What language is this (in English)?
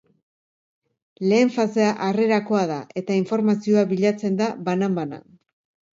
Basque